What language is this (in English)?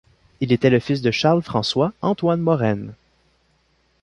French